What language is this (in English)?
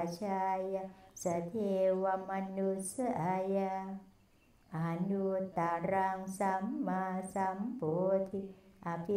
Thai